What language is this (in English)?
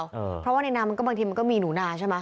Thai